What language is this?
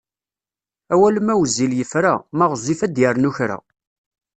Kabyle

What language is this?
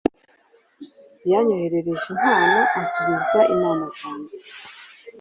Kinyarwanda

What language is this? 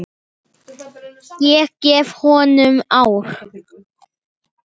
Icelandic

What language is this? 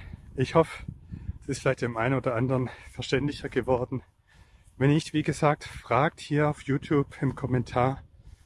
German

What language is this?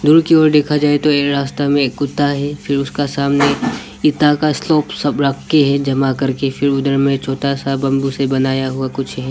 Hindi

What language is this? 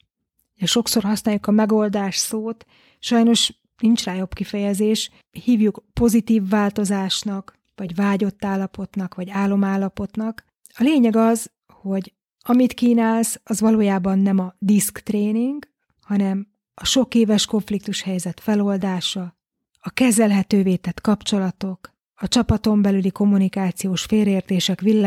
Hungarian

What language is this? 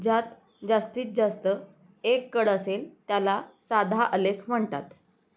Marathi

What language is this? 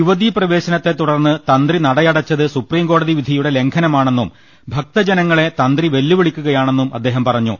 Malayalam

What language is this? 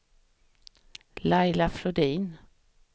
Swedish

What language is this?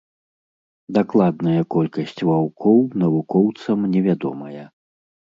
Belarusian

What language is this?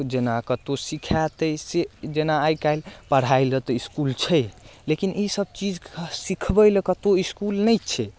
Maithili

